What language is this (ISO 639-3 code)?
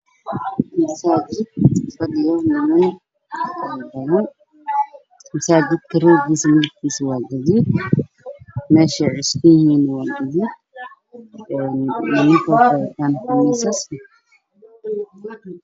som